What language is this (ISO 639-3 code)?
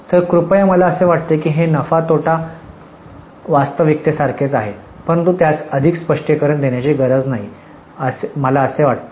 mar